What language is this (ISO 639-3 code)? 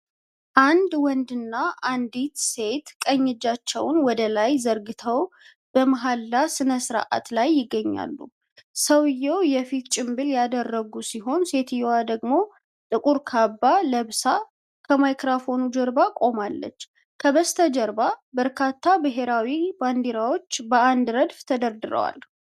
amh